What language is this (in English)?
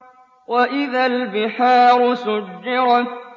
Arabic